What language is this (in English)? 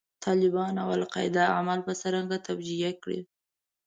Pashto